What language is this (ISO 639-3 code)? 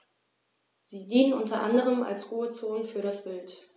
deu